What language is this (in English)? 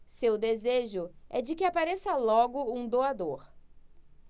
Portuguese